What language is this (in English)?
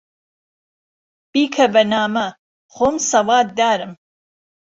Central Kurdish